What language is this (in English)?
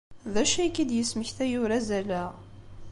Kabyle